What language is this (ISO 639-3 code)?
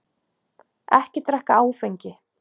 isl